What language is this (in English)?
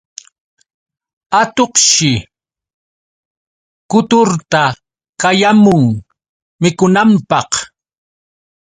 Yauyos Quechua